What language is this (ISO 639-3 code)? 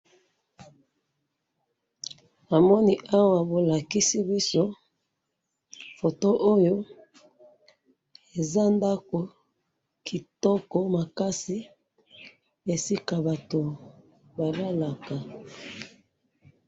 lin